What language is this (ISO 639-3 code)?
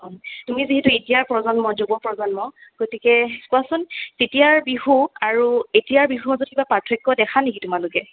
asm